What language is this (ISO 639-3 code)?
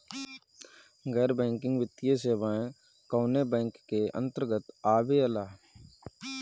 bho